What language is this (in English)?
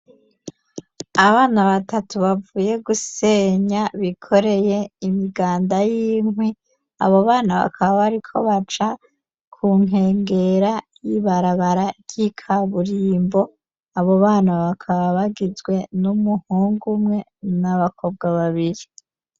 Rundi